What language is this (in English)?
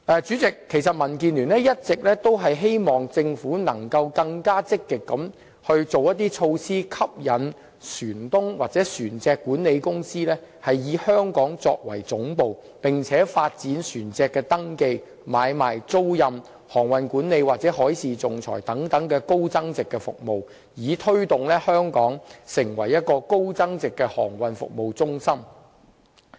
Cantonese